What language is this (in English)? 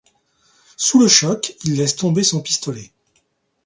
French